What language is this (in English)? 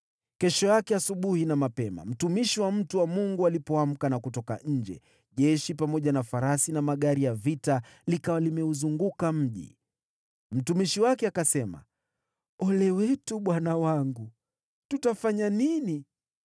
Swahili